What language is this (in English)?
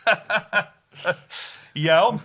Welsh